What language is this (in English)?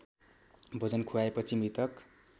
Nepali